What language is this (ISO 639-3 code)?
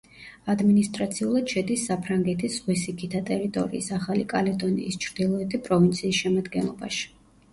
kat